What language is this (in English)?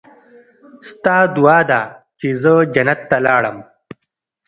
Pashto